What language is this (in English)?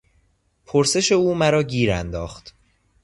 Persian